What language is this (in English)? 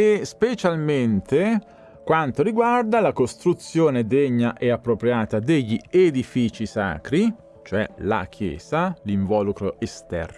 Italian